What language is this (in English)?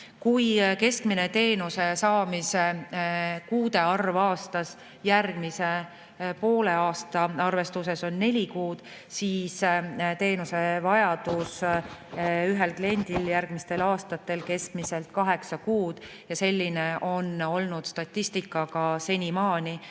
Estonian